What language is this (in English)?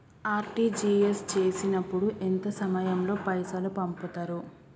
Telugu